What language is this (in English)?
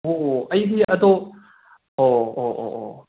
Manipuri